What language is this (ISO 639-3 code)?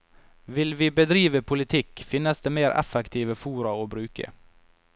nor